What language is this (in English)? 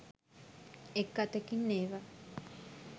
Sinhala